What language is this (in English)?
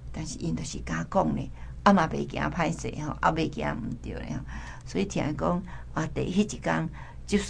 Chinese